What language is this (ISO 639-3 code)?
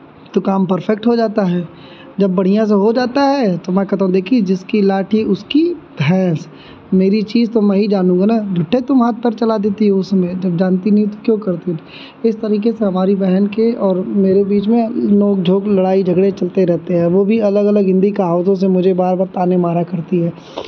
hin